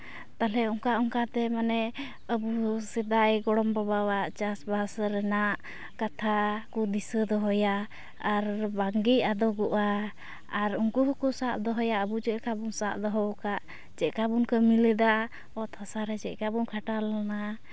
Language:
Santali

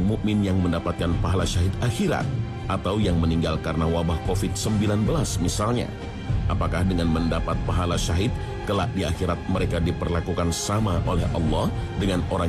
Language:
Indonesian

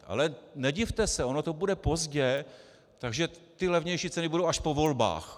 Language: Czech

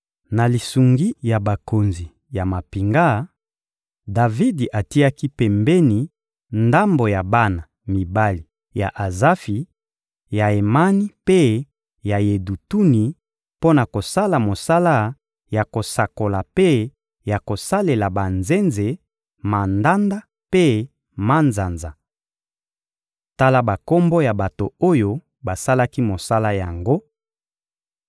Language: Lingala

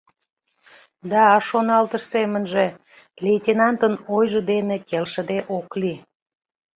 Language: Mari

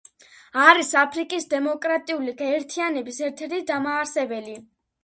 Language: Georgian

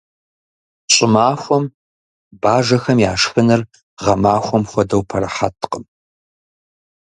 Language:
Kabardian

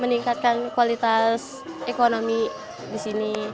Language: Indonesian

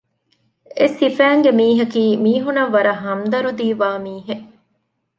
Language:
Divehi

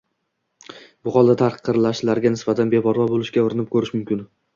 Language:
Uzbek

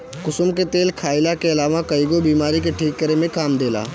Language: Bhojpuri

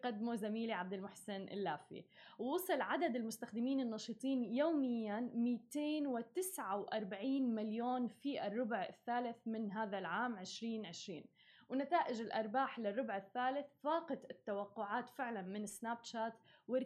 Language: Arabic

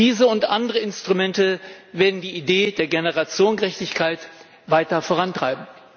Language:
German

